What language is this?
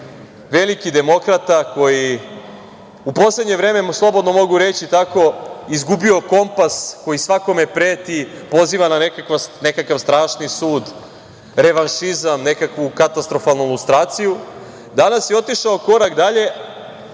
Serbian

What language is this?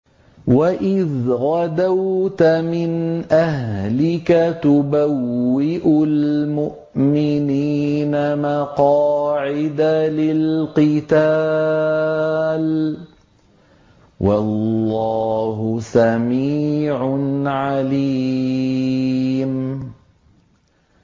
Arabic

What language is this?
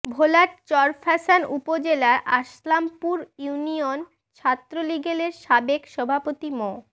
Bangla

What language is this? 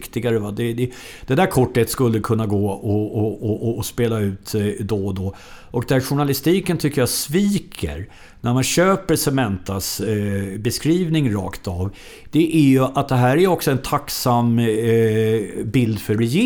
Swedish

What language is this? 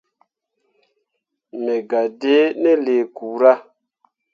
Mundang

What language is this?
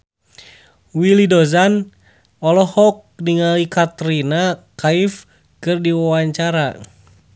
Sundanese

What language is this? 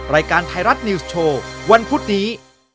Thai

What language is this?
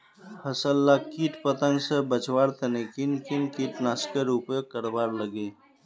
Magahi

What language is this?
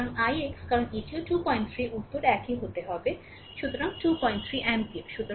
Bangla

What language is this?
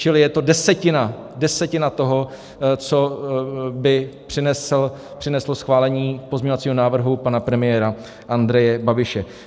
Czech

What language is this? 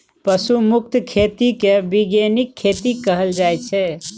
Maithili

